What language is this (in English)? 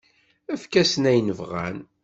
Kabyle